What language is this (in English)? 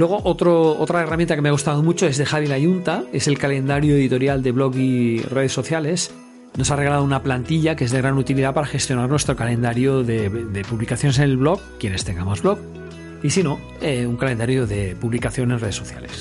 Spanish